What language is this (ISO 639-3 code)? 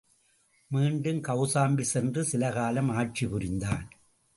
tam